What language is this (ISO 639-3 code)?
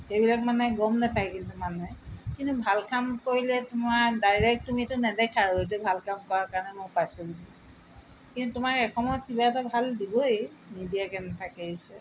asm